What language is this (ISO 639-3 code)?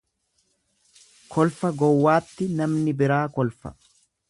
orm